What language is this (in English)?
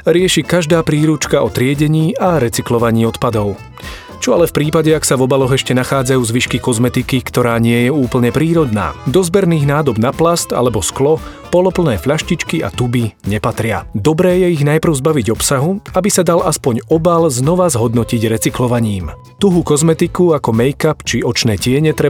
Slovak